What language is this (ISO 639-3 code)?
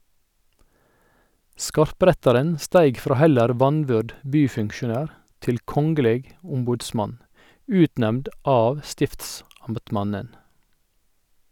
nor